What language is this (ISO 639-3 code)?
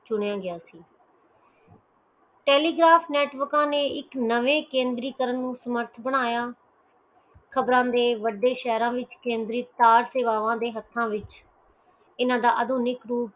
pan